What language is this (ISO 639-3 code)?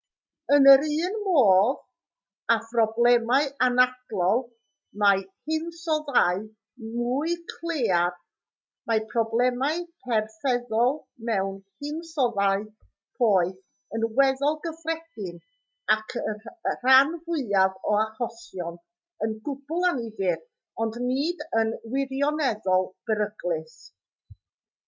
cym